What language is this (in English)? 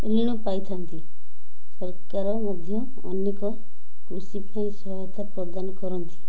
Odia